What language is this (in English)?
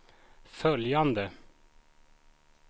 Swedish